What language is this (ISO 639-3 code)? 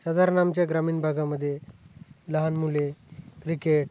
mar